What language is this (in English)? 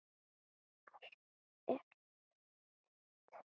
Icelandic